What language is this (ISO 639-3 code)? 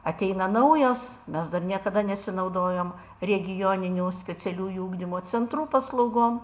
lit